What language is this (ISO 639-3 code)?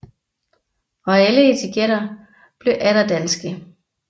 dan